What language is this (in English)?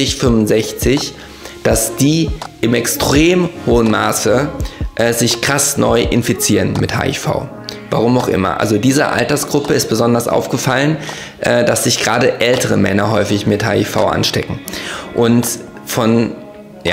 German